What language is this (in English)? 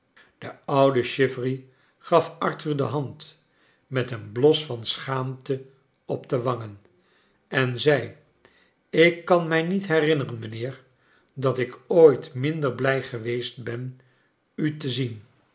Dutch